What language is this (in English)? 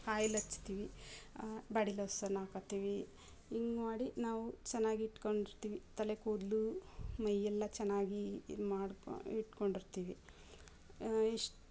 Kannada